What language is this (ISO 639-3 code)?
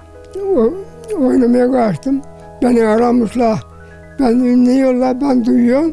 tur